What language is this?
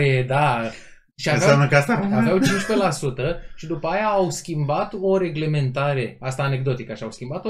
Romanian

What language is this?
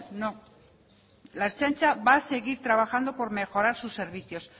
Spanish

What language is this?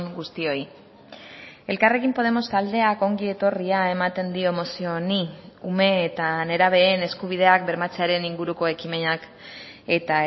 Basque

